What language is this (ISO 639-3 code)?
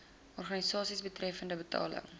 afr